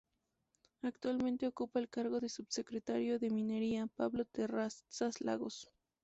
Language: Spanish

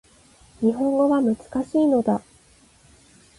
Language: Japanese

